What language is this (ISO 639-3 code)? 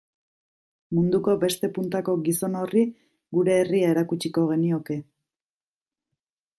eus